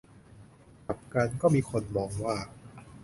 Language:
Thai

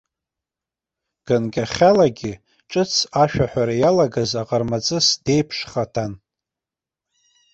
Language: Abkhazian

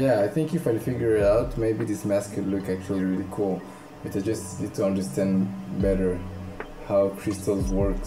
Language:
English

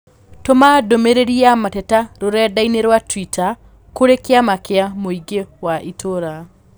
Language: Kikuyu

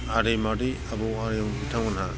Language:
Bodo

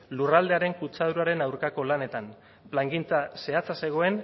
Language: Basque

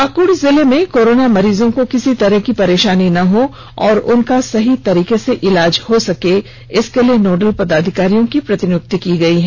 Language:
Hindi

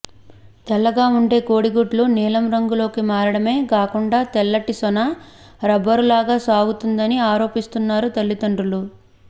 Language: Telugu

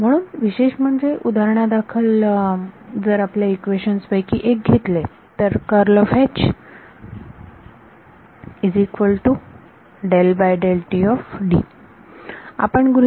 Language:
Marathi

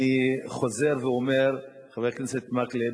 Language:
Hebrew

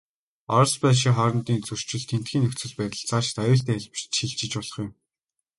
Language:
Mongolian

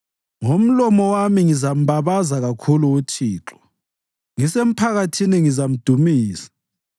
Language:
North Ndebele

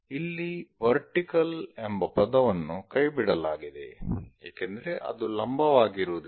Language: Kannada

